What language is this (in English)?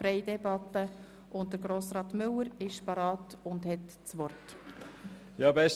Swiss German